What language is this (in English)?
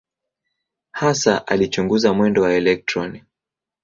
Swahili